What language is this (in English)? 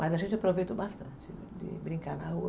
Portuguese